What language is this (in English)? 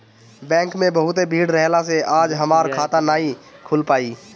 Bhojpuri